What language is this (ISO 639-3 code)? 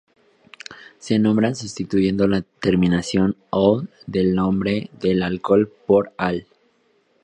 spa